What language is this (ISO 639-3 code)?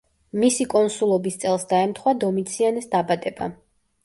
kat